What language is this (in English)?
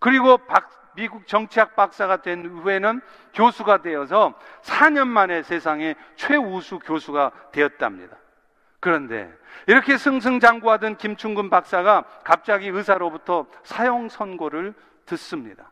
Korean